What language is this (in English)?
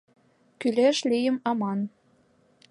Mari